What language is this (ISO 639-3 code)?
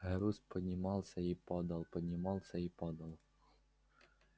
rus